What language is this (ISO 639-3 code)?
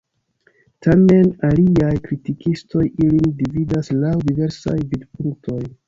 epo